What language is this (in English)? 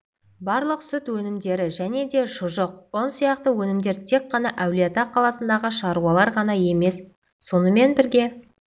Kazakh